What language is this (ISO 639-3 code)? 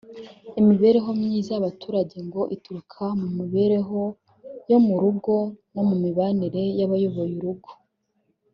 kin